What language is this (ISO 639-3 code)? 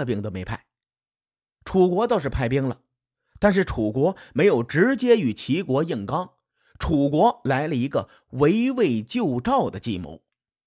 zho